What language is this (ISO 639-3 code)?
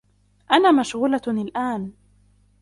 ara